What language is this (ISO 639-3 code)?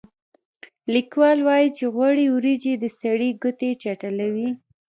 pus